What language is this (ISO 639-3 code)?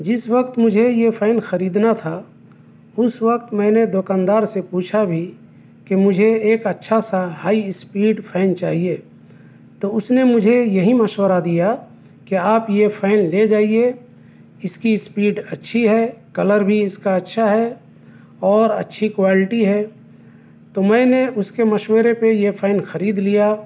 urd